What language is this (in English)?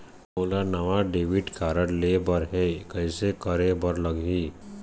Chhattisgarhi